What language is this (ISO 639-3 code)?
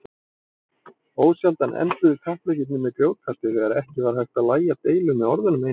isl